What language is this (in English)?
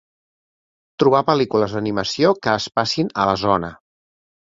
Catalan